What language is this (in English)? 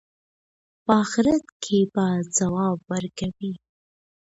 Pashto